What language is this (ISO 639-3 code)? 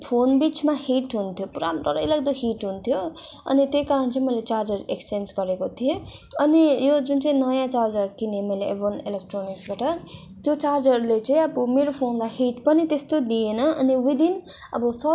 nep